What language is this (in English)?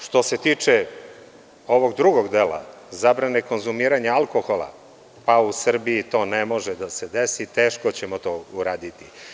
Serbian